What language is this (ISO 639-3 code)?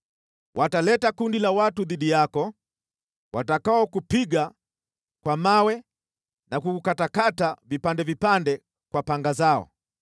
swa